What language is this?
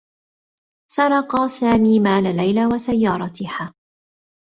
Arabic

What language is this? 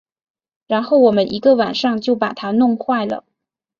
Chinese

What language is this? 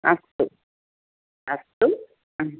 Sanskrit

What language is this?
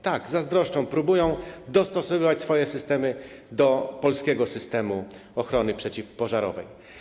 Polish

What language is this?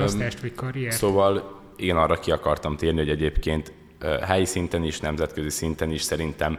Hungarian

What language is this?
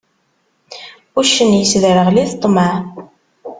Kabyle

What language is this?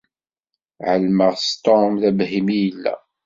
Kabyle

